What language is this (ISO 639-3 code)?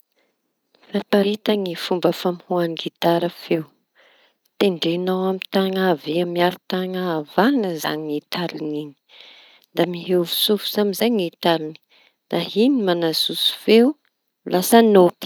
txy